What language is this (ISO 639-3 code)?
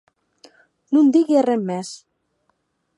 oci